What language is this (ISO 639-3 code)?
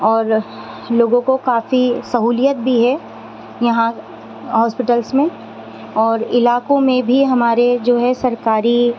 urd